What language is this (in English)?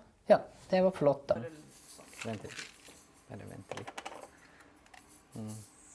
Norwegian